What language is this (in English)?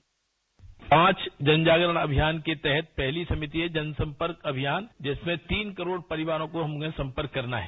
Hindi